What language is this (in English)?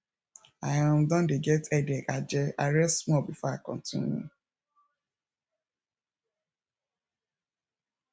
Nigerian Pidgin